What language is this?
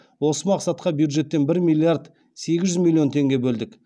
Kazakh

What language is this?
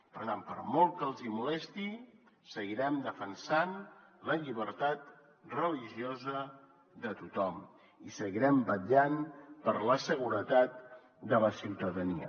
Catalan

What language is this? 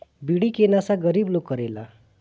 Bhojpuri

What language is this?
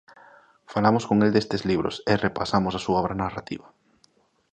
Galician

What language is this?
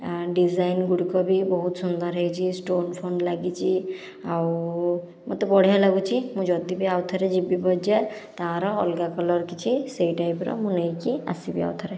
Odia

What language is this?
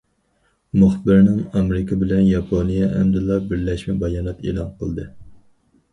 Uyghur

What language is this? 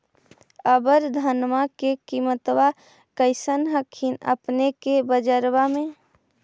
Magahi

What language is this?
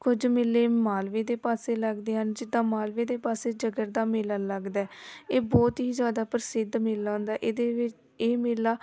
Punjabi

